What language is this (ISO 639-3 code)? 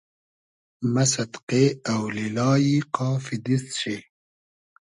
haz